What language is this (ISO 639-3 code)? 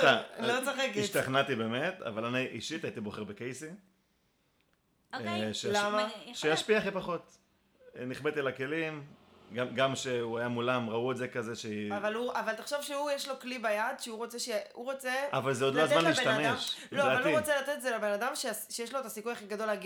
heb